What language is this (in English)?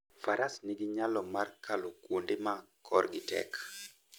Luo (Kenya and Tanzania)